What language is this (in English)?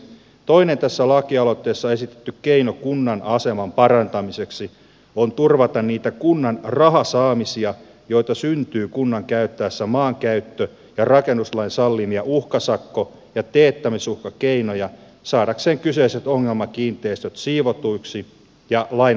Finnish